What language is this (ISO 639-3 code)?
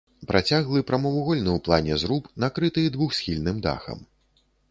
bel